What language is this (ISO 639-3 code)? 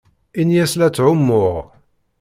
kab